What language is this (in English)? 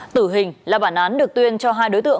Vietnamese